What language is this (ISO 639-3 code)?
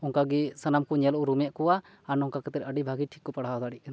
sat